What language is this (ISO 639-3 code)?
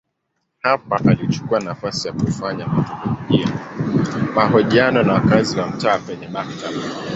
swa